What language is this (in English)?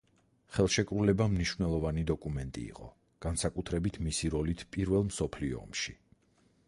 Georgian